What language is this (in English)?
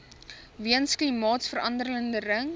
Afrikaans